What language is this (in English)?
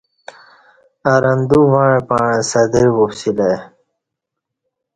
Kati